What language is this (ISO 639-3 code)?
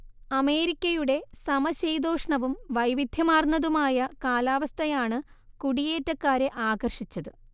mal